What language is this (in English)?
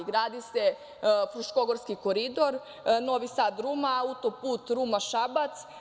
Serbian